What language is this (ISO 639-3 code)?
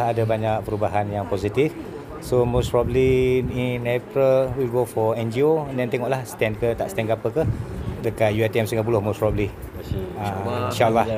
msa